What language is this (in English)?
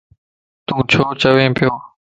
Lasi